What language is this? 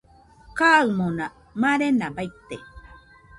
Nüpode Huitoto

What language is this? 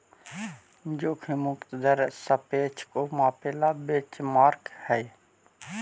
Magahi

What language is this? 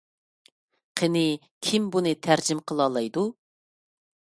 Uyghur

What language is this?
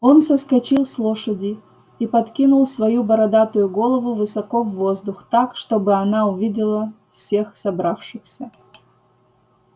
Russian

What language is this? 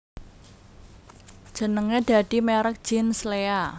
Javanese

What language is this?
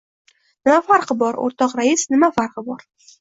Uzbek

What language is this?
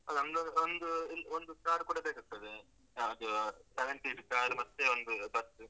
Kannada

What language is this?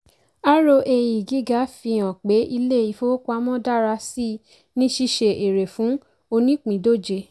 Yoruba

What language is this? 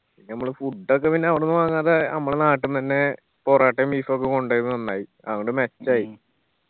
Malayalam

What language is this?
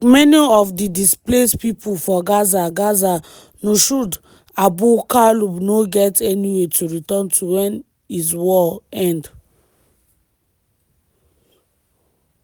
Nigerian Pidgin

